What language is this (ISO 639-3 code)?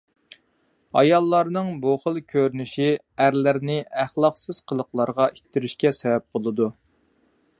uig